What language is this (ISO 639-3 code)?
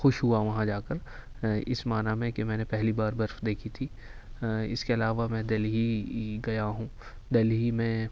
urd